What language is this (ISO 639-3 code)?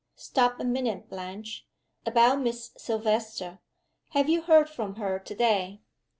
eng